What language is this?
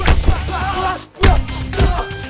Indonesian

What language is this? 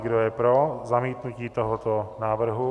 Czech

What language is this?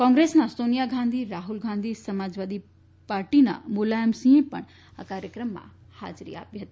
Gujarati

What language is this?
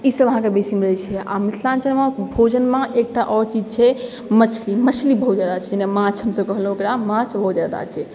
Maithili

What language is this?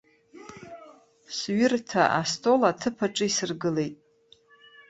Abkhazian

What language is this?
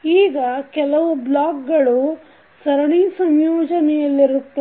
Kannada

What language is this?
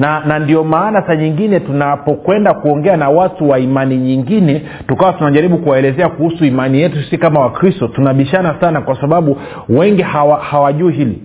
Swahili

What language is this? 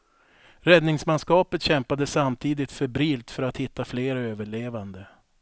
Swedish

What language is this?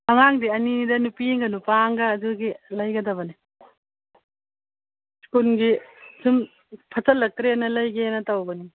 Manipuri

